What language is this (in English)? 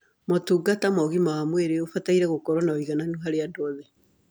Kikuyu